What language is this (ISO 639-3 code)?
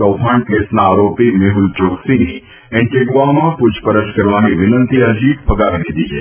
guj